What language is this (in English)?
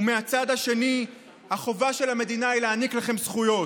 Hebrew